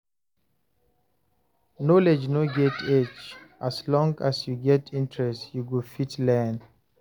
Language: Nigerian Pidgin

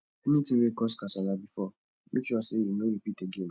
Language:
Nigerian Pidgin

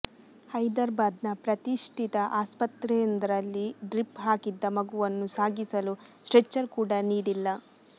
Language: Kannada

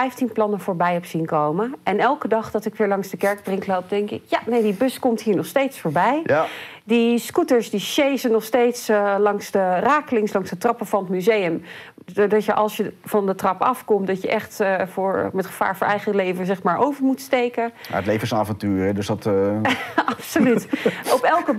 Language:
Dutch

